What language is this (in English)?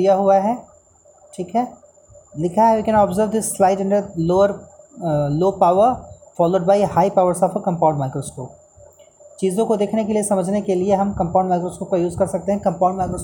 Hindi